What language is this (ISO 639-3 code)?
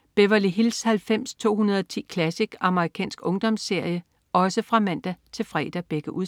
dan